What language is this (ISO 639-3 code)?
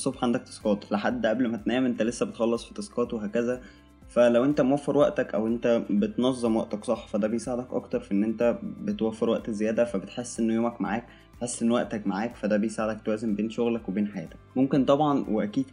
ara